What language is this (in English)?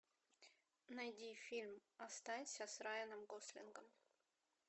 Russian